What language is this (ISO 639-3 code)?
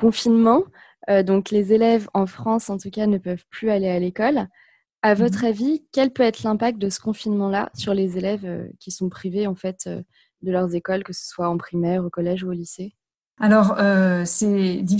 fra